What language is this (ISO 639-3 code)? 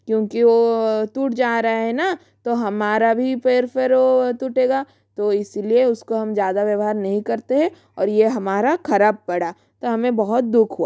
hin